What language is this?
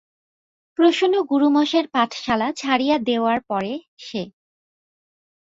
Bangla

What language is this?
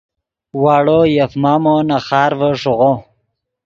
Yidgha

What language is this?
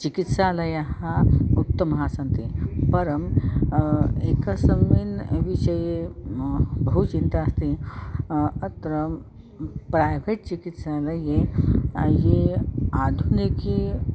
Sanskrit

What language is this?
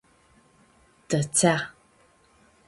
Aromanian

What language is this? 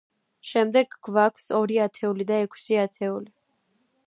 Georgian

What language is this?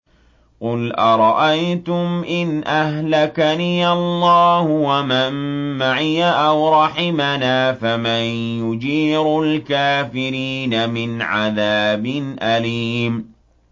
Arabic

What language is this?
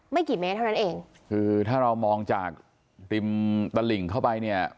Thai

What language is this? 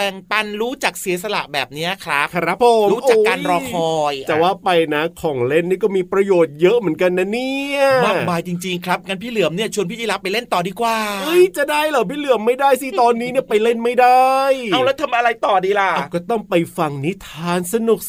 Thai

